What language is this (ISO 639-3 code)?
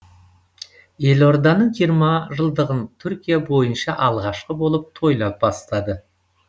kaz